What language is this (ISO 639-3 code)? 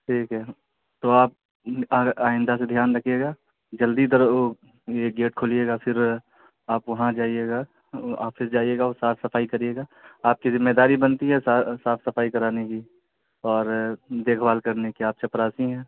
urd